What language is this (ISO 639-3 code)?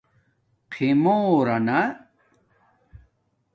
dmk